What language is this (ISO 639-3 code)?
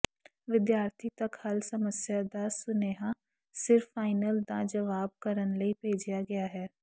pan